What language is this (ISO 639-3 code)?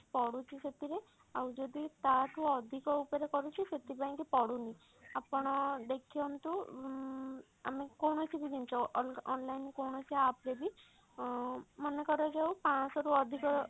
ori